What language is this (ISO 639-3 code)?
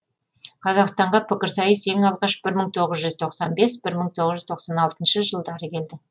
kaz